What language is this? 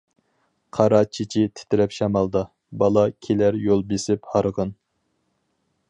Uyghur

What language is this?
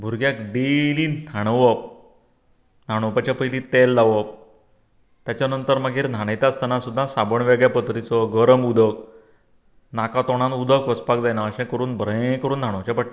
Konkani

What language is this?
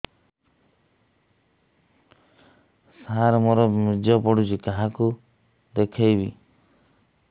Odia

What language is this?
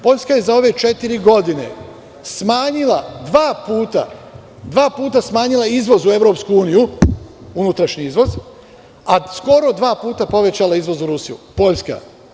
Serbian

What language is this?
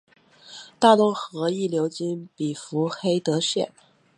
Chinese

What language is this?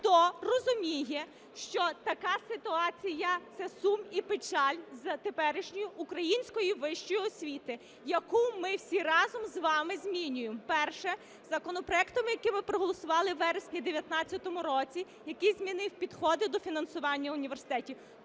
Ukrainian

